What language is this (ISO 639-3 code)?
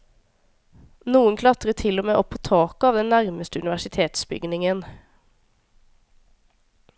nor